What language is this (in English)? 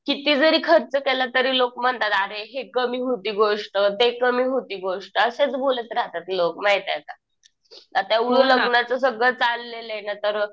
Marathi